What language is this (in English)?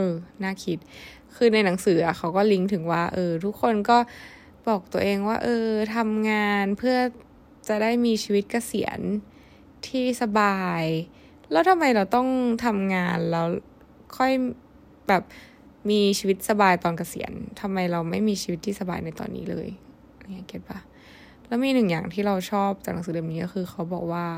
Thai